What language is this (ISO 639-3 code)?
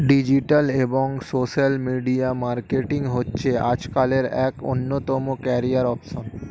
ben